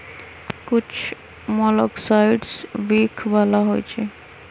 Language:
Magahi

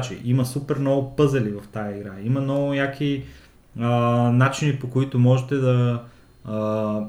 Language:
Bulgarian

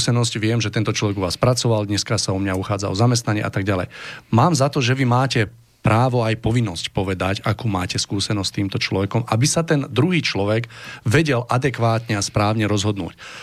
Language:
Slovak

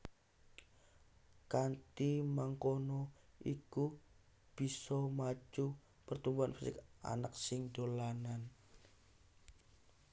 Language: Javanese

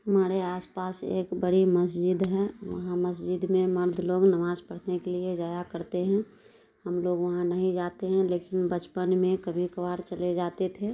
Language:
Urdu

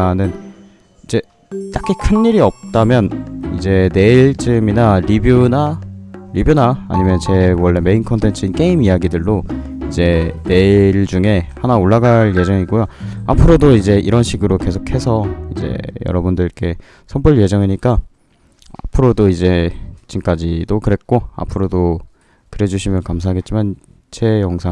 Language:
Korean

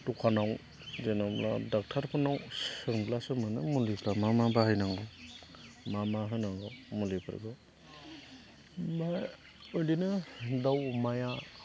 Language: Bodo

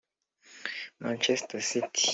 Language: Kinyarwanda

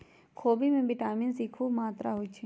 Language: Magahi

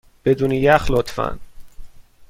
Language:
Persian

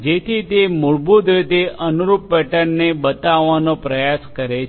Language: Gujarati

